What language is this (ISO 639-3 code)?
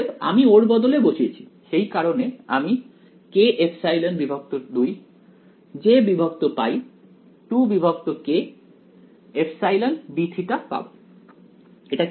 ben